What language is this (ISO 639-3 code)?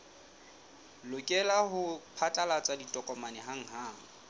sot